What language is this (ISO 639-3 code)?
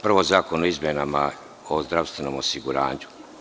srp